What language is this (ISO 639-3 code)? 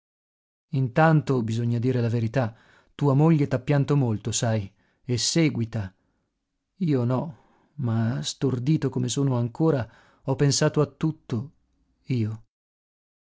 ita